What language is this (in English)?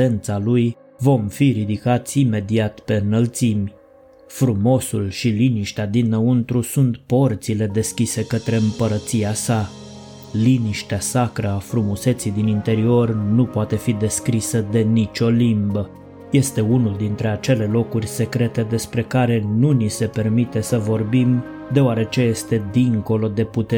Romanian